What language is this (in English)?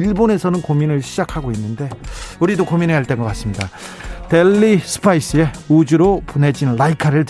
Korean